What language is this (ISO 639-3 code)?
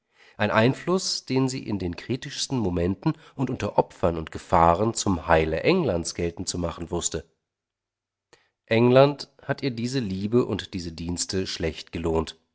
deu